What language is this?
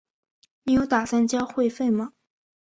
Chinese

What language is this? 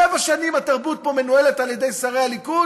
Hebrew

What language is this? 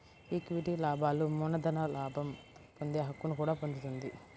Telugu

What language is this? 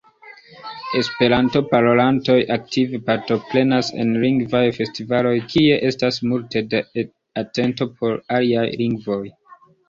Esperanto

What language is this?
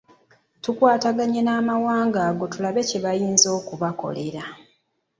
Ganda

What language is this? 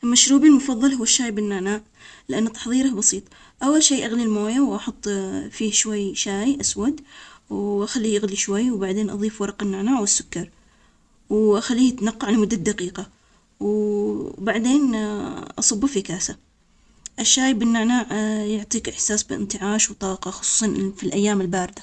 Omani Arabic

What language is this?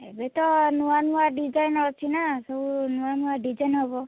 Odia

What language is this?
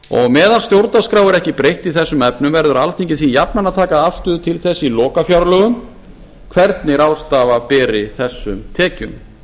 Icelandic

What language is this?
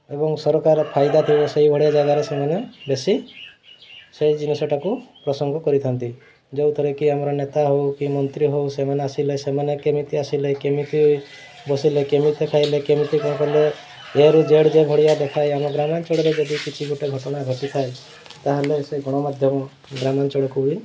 Odia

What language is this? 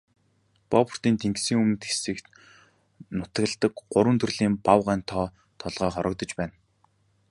Mongolian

